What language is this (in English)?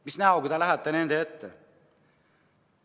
Estonian